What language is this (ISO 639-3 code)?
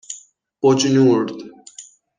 fas